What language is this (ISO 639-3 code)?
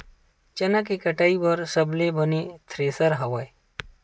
hne